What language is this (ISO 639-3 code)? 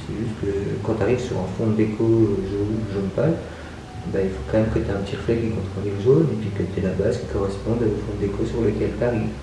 fra